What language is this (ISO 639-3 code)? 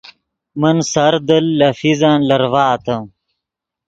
ydg